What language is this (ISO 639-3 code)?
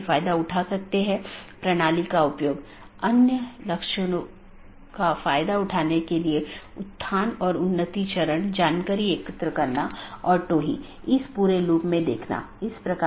hin